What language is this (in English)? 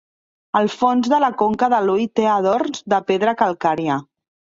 Catalan